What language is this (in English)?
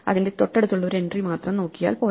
Malayalam